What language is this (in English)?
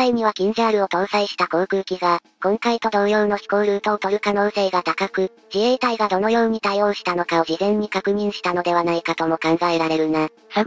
Japanese